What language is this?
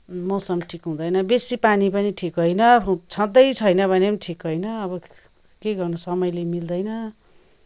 Nepali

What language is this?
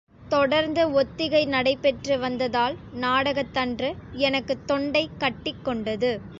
Tamil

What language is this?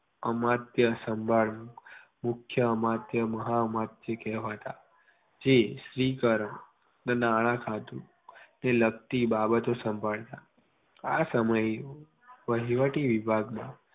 Gujarati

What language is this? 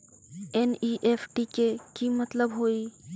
Magahi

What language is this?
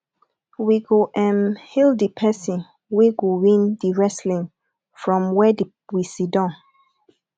Nigerian Pidgin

